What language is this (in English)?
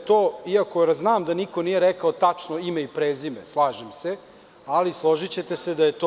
Serbian